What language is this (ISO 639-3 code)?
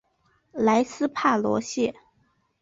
zho